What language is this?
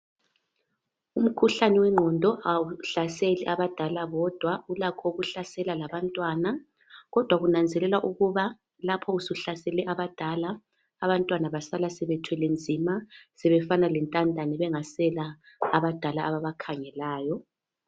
North Ndebele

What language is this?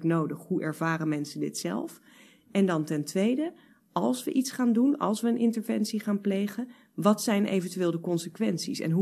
Dutch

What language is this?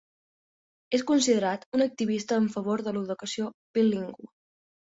Catalan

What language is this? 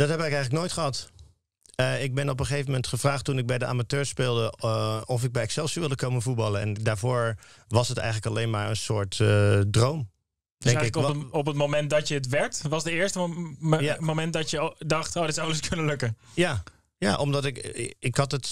Dutch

